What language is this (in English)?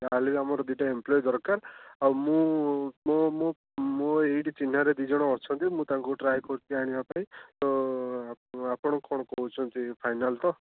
Odia